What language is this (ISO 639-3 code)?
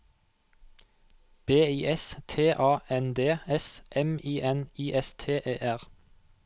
nor